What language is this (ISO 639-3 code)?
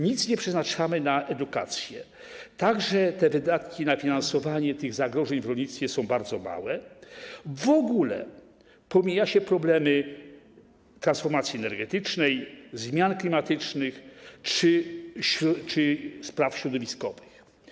pol